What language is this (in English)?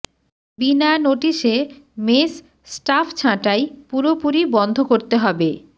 Bangla